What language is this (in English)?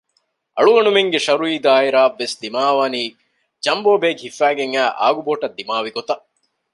Divehi